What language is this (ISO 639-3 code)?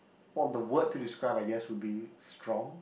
eng